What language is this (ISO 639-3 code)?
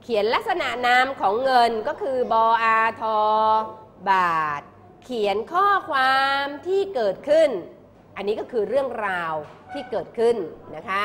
tha